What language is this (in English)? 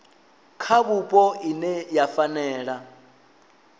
Venda